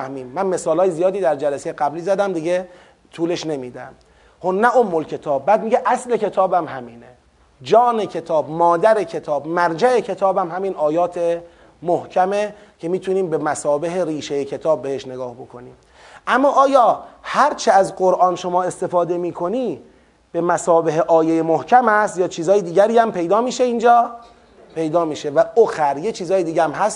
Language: Persian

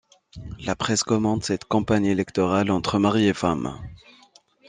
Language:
French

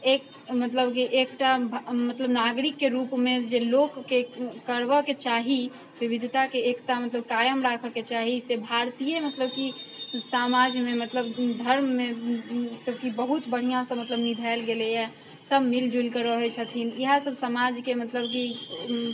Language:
Maithili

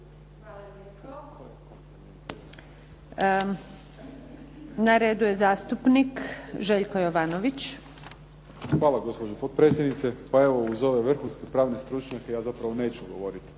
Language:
Croatian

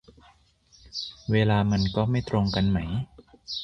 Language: Thai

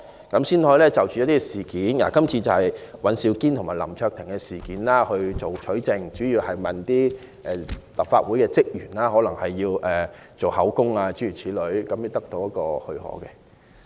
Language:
Cantonese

